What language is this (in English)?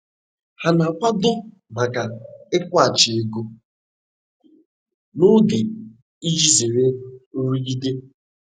Igbo